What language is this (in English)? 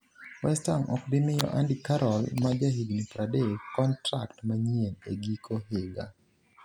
Luo (Kenya and Tanzania)